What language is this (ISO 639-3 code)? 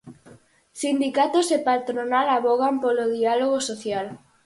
glg